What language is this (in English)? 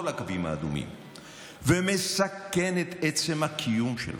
Hebrew